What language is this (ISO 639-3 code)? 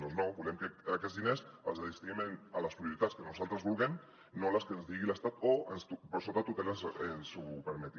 cat